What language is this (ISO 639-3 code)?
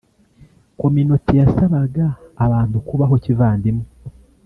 kin